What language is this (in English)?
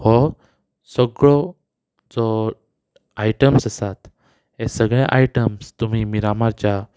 Konkani